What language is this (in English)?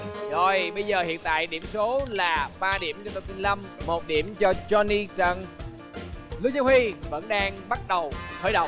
Vietnamese